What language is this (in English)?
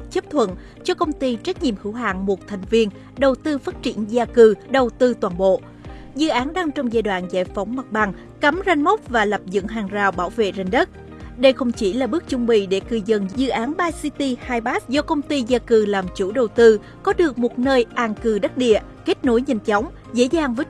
Vietnamese